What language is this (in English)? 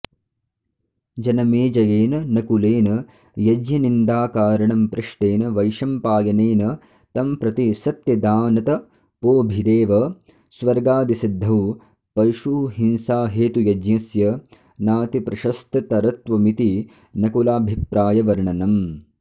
Sanskrit